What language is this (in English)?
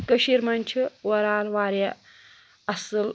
Kashmiri